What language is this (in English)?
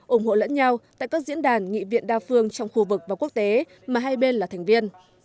Vietnamese